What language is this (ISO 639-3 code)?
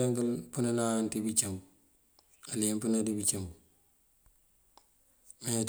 mfv